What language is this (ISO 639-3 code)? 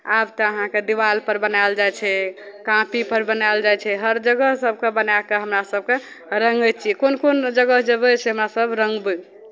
mai